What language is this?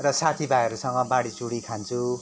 Nepali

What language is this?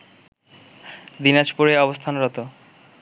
Bangla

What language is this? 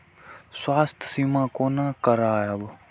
Maithili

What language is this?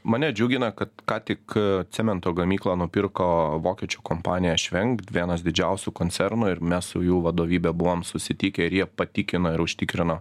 Lithuanian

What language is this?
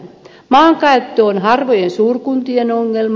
Finnish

